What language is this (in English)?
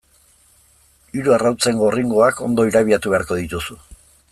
Basque